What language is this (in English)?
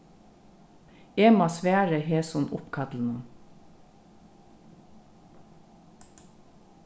Faroese